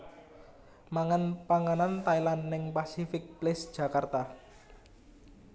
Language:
Javanese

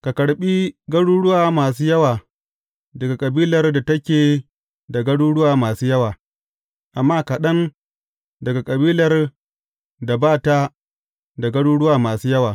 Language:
Hausa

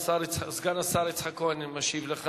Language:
Hebrew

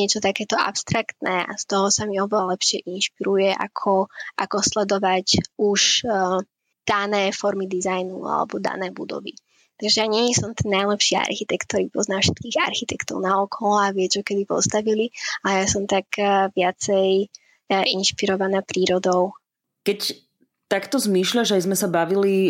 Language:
Slovak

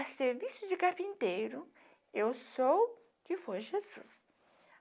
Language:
Portuguese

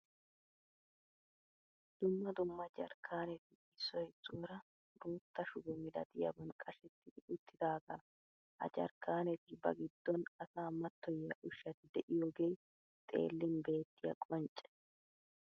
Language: Wolaytta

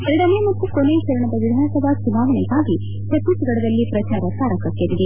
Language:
Kannada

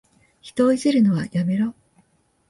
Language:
Japanese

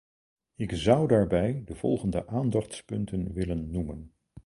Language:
Dutch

